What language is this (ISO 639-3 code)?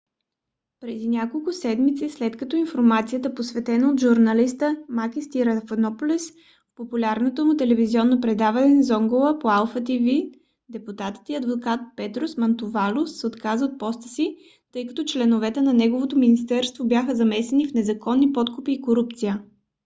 bul